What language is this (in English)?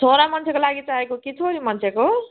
Nepali